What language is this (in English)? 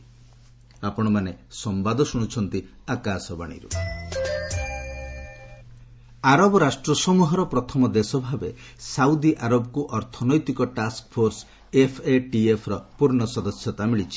Odia